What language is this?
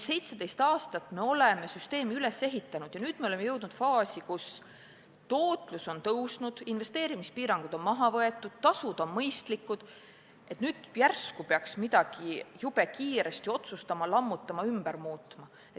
Estonian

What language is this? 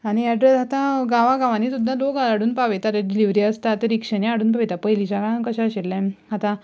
Konkani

